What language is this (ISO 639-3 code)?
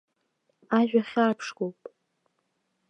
abk